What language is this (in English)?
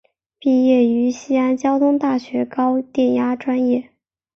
Chinese